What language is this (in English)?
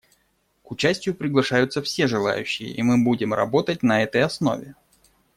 Russian